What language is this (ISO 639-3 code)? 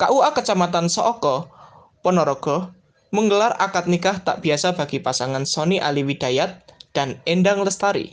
ind